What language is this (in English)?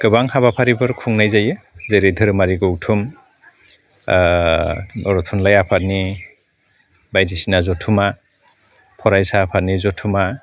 Bodo